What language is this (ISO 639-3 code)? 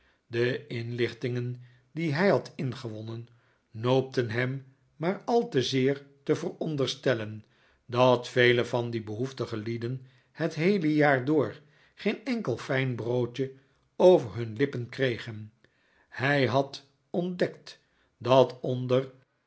nld